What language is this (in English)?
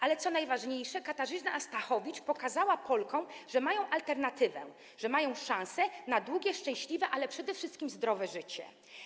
Polish